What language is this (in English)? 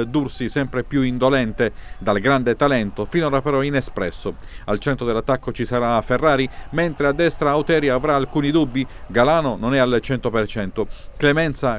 Italian